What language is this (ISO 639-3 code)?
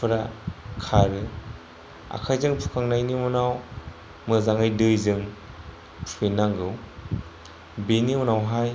brx